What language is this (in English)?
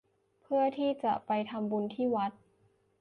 Thai